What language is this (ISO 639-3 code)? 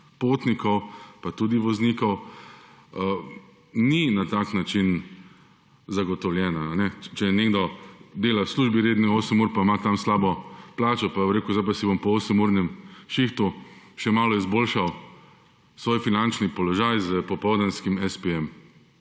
slv